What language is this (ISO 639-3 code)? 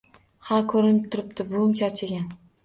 uzb